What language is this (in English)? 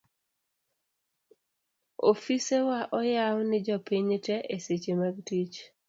Luo (Kenya and Tanzania)